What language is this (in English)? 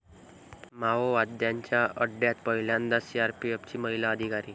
Marathi